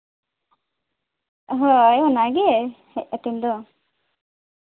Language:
Santali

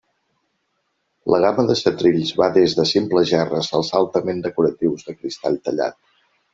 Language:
Catalan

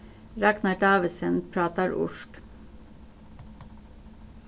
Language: Faroese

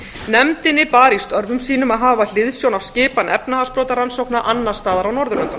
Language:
Icelandic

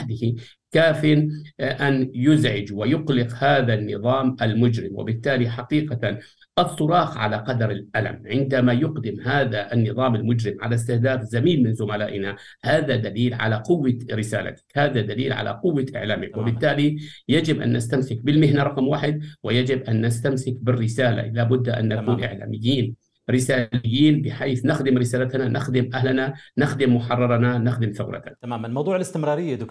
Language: Arabic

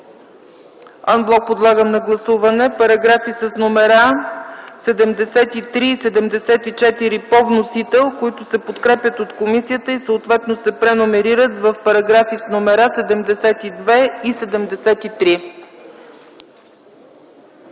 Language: Bulgarian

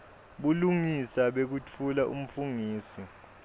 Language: Swati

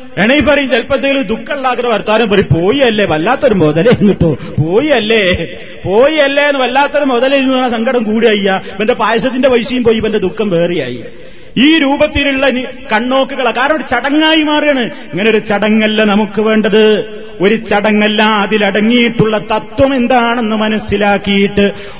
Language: Malayalam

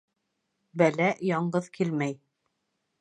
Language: Bashkir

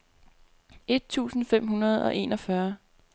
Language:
Danish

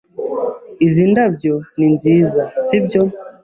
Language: Kinyarwanda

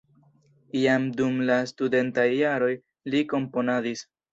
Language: Esperanto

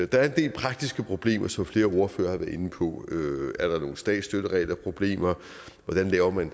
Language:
Danish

